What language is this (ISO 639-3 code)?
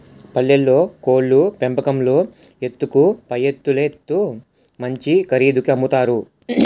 tel